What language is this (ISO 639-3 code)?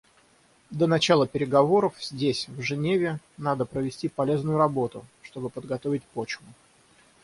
rus